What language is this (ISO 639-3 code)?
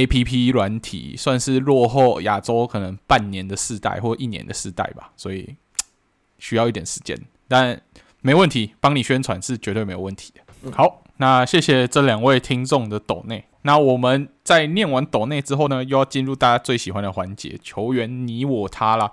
zho